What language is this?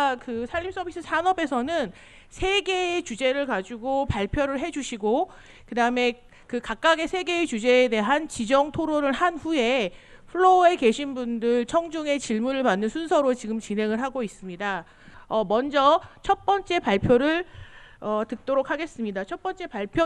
Korean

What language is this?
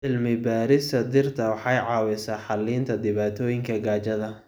Somali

